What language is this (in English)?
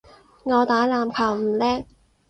Cantonese